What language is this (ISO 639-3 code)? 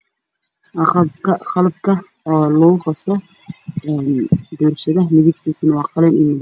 som